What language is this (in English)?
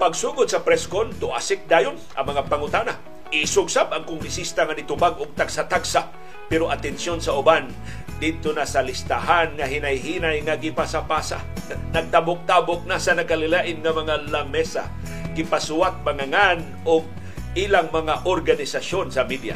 Filipino